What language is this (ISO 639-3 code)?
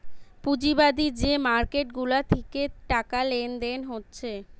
ben